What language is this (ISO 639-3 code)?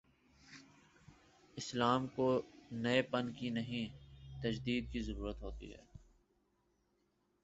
urd